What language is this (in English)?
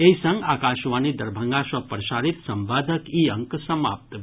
Maithili